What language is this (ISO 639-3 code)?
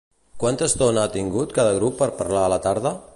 cat